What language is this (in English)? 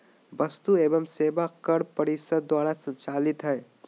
Magahi